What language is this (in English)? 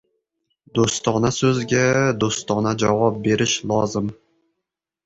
Uzbek